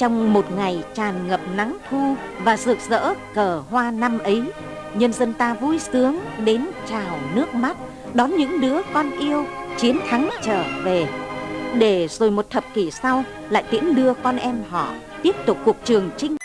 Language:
Vietnamese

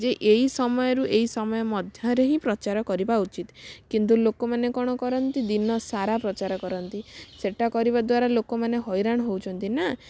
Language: Odia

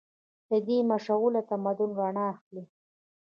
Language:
Pashto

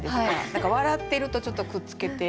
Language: Japanese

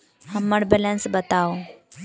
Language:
Maithili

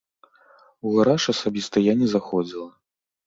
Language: Belarusian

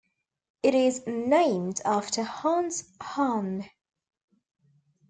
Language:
English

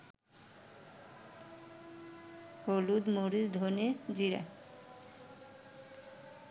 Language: Bangla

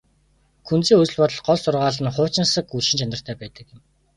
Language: Mongolian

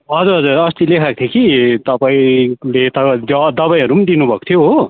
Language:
Nepali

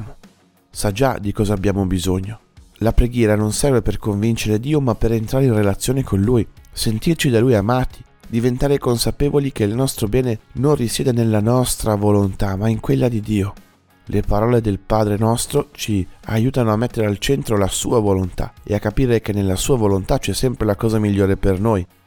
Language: Italian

